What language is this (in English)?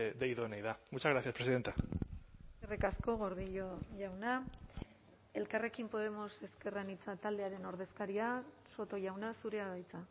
Basque